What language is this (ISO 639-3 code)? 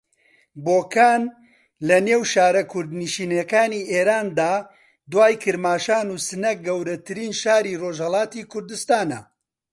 ckb